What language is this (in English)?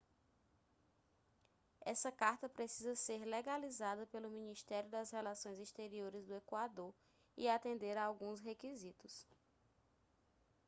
Portuguese